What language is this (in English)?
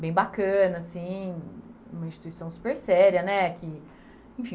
Portuguese